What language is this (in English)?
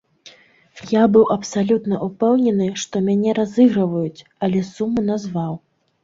Belarusian